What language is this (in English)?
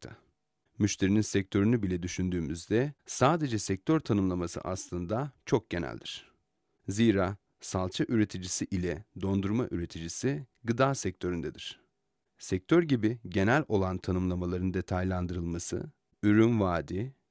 Turkish